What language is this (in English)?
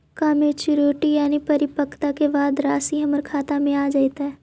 Magahi